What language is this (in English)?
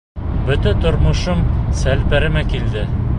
Bashkir